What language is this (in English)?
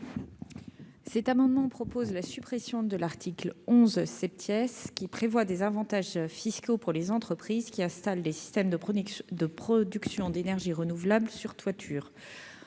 French